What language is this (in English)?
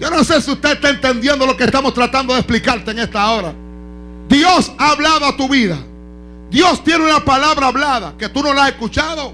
Spanish